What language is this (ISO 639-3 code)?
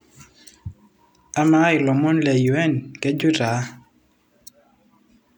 mas